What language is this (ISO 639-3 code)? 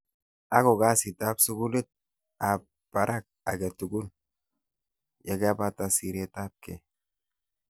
kln